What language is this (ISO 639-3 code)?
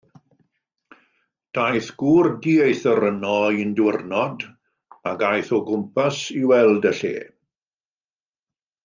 cym